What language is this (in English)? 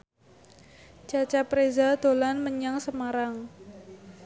Javanese